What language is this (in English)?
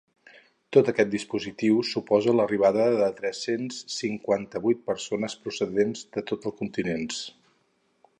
Catalan